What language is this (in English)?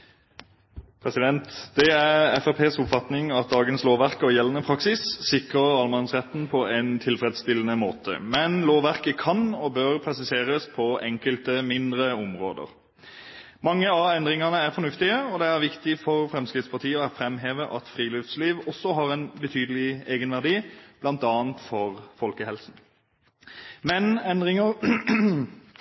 Norwegian